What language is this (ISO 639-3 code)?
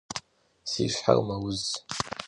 kbd